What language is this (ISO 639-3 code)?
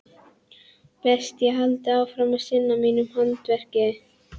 isl